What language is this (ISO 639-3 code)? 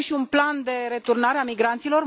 ron